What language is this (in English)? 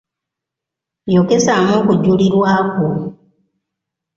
Ganda